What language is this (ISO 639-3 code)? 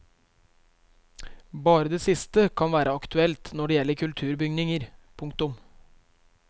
nor